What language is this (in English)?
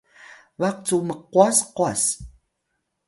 Atayal